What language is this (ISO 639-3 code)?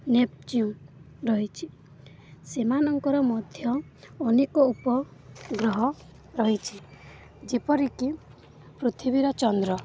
ori